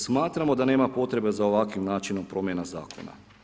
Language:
Croatian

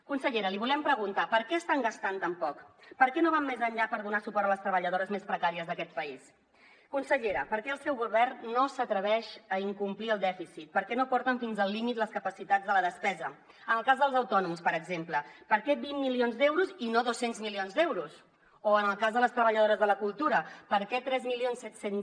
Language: Catalan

